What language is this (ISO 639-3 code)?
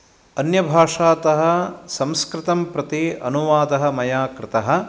san